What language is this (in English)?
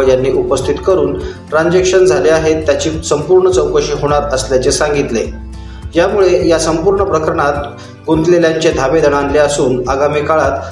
Marathi